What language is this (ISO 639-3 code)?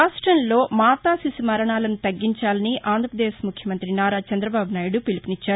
tel